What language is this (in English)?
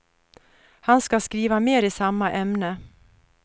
Swedish